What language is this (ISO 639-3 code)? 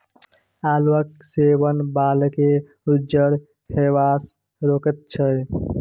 mai